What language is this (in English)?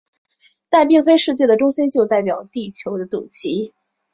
Chinese